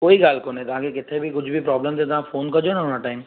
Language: Sindhi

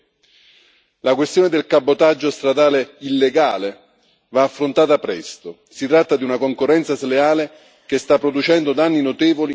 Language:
Italian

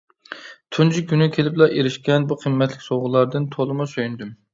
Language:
Uyghur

